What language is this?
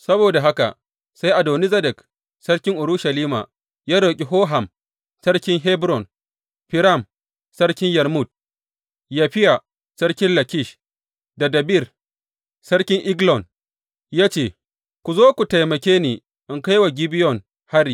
Hausa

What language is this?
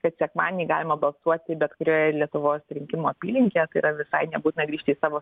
Lithuanian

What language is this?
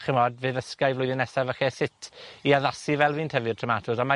Welsh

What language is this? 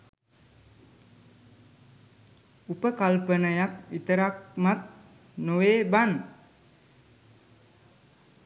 Sinhala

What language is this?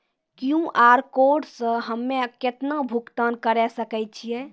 Maithili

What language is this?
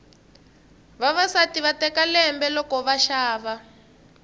Tsonga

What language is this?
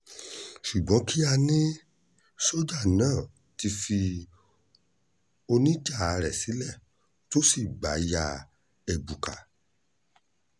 Yoruba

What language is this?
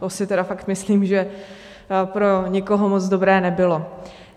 Czech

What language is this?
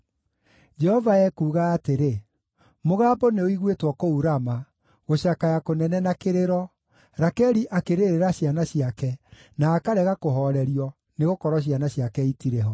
Kikuyu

